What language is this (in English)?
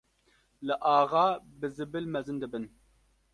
Kurdish